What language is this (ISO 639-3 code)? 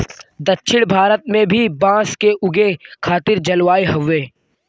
bho